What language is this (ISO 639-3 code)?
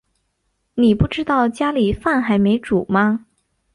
zho